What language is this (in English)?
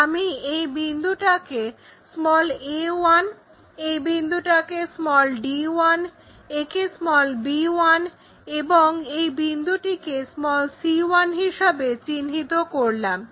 Bangla